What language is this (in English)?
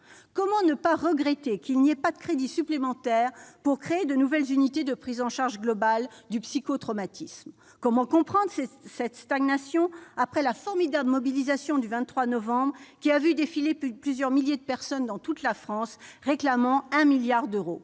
French